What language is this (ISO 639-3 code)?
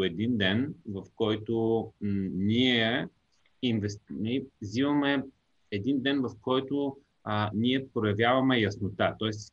bul